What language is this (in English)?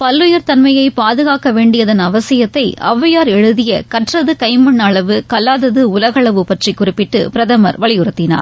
Tamil